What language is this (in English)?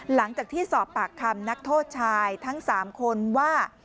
Thai